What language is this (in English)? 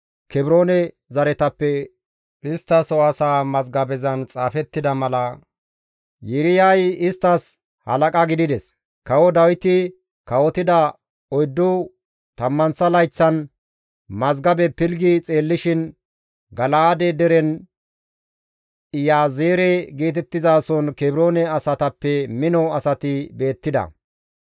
Gamo